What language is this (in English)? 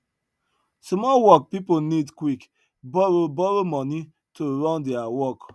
Nigerian Pidgin